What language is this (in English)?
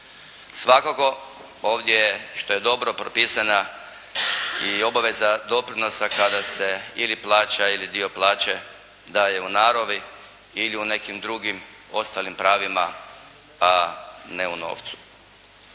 Croatian